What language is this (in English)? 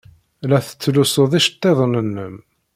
Kabyle